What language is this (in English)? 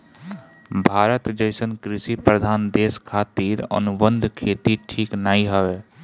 Bhojpuri